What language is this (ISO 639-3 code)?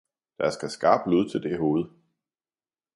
dan